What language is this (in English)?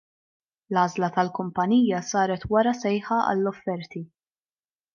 Maltese